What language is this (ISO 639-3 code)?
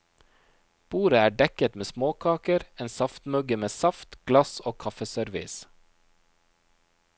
nor